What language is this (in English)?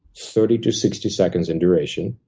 English